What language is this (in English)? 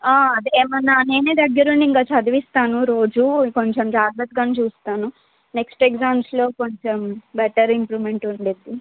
Telugu